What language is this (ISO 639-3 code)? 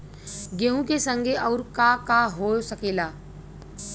bho